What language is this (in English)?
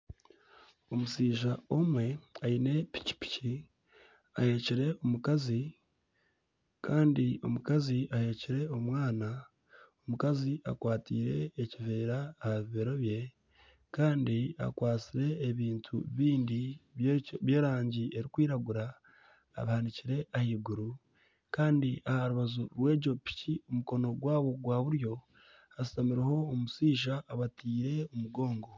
Nyankole